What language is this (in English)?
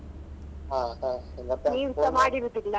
Kannada